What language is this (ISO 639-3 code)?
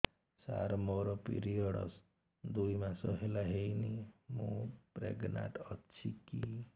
ori